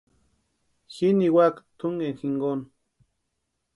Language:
Western Highland Purepecha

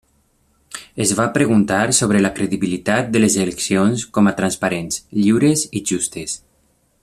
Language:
Catalan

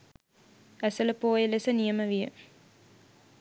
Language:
Sinhala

